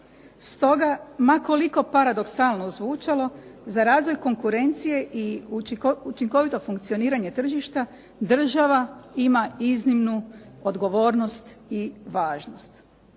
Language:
Croatian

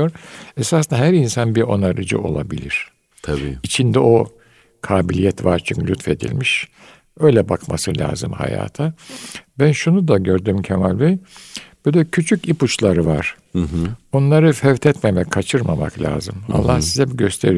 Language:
Turkish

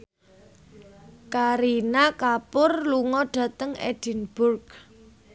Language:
Javanese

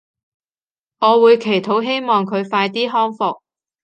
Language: Cantonese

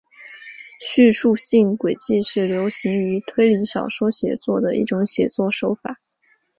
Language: Chinese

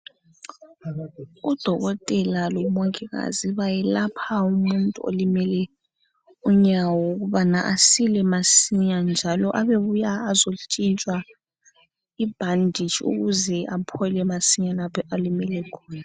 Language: North Ndebele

